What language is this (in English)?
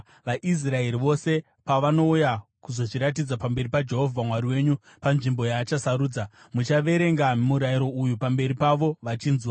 Shona